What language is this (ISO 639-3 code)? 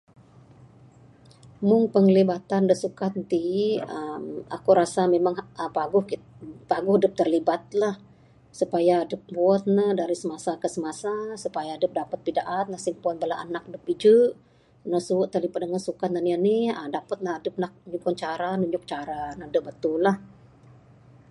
sdo